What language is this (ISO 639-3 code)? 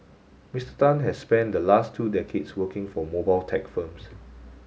eng